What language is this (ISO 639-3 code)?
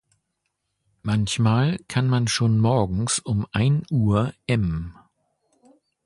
deu